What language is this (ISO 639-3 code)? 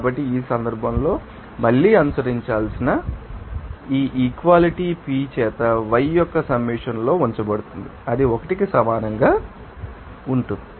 tel